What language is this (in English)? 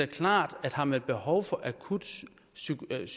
Danish